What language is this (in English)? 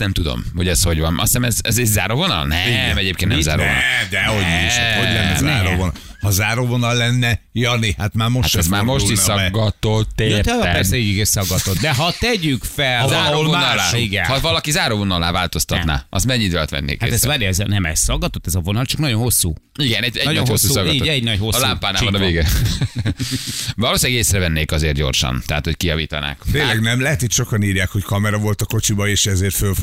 Hungarian